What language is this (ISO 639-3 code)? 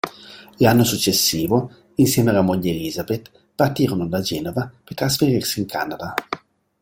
ita